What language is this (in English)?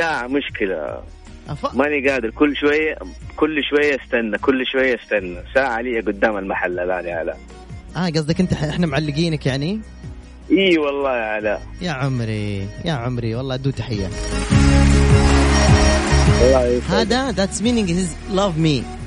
Arabic